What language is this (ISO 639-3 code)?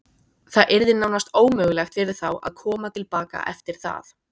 isl